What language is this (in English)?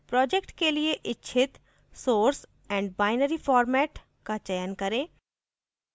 Hindi